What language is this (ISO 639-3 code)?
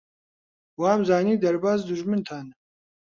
ckb